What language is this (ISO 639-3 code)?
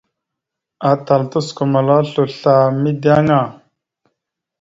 mxu